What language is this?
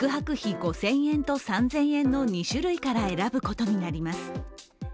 Japanese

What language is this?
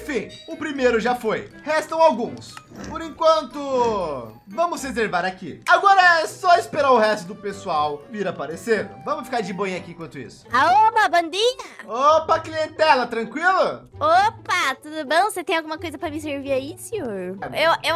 Portuguese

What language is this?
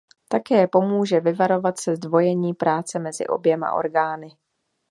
Czech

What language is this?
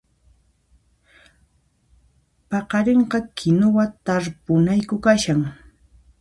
Puno Quechua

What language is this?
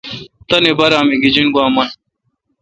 Kalkoti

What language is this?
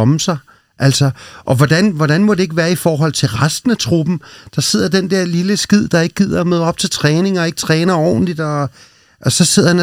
Danish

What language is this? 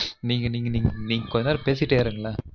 Tamil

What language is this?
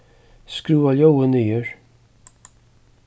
Faroese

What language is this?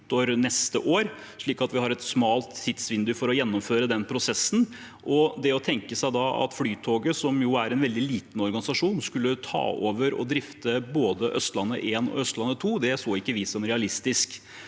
Norwegian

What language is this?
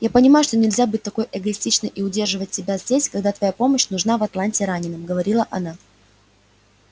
Russian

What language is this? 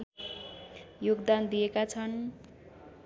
Nepali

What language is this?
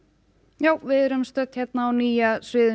Icelandic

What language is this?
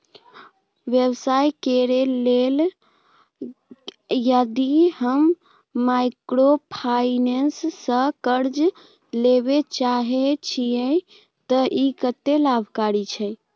Maithili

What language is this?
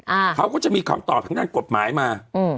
Thai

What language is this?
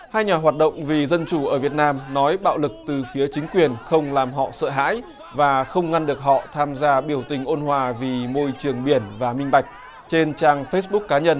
Vietnamese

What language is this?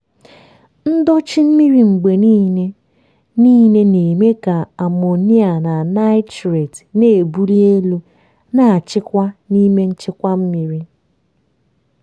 Igbo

